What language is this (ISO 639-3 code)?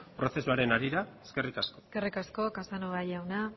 eus